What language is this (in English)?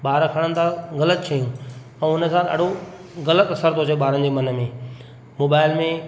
Sindhi